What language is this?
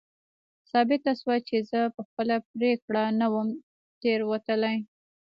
Pashto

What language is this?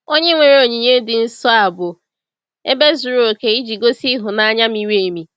Igbo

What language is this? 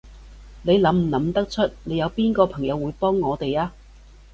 Cantonese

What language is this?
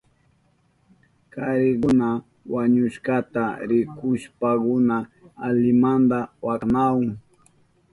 Southern Pastaza Quechua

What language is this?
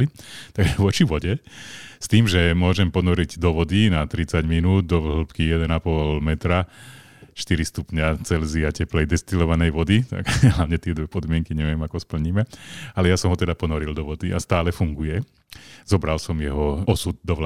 Slovak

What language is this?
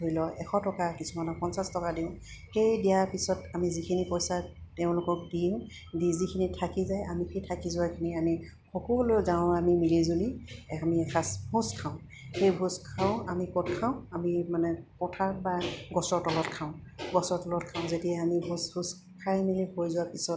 Assamese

